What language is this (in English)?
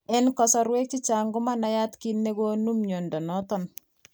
Kalenjin